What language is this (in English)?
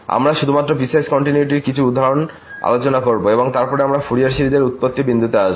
Bangla